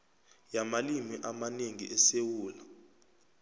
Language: South Ndebele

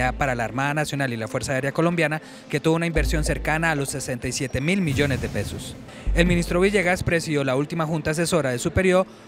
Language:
Spanish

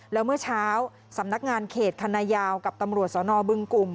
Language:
Thai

